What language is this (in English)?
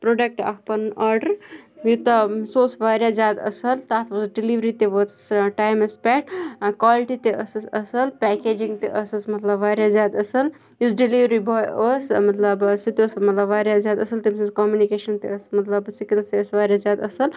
Kashmiri